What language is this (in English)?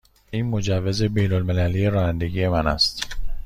Persian